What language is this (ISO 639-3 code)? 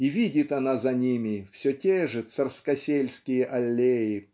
rus